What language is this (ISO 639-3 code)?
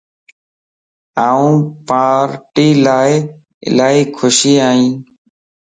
lss